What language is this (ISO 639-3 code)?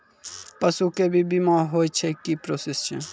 mai